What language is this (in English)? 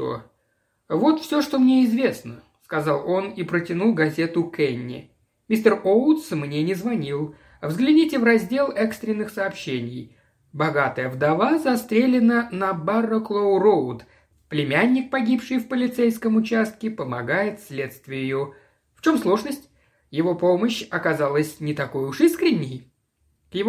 Russian